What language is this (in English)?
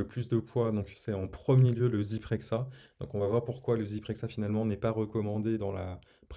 French